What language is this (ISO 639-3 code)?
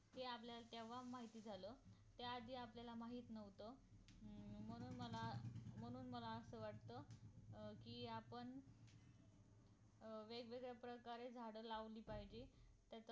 mar